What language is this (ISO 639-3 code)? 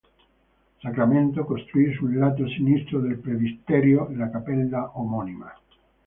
ita